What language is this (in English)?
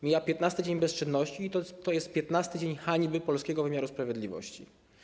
Polish